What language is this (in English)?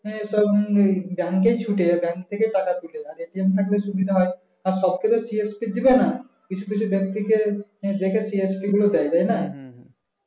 Bangla